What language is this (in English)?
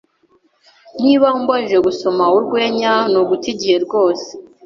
Kinyarwanda